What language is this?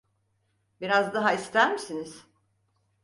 Turkish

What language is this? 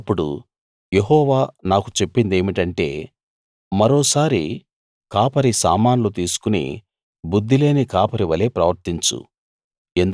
Telugu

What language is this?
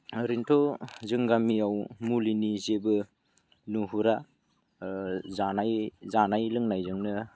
Bodo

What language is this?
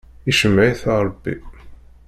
Kabyle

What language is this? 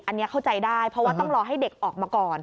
Thai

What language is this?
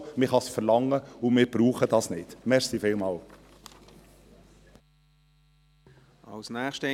Swiss German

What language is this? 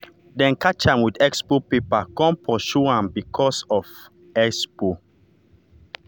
Nigerian Pidgin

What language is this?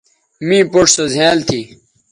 Bateri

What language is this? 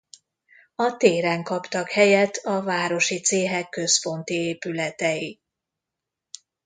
Hungarian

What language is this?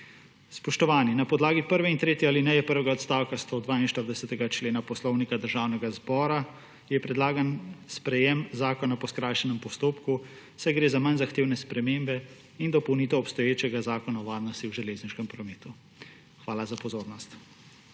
Slovenian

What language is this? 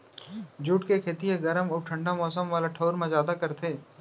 Chhattisgarhi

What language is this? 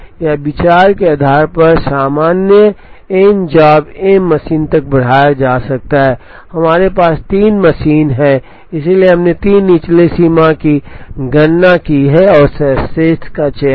Hindi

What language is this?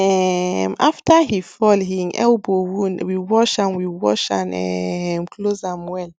Nigerian Pidgin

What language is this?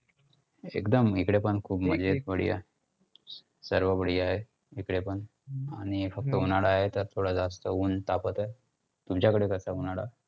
Marathi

